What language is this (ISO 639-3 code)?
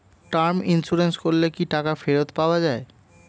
ben